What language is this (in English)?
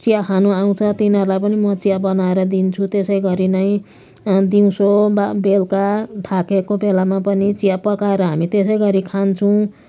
Nepali